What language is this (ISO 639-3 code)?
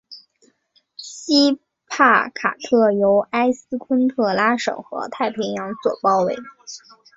zho